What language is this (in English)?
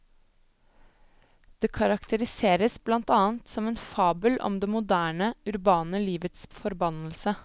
Norwegian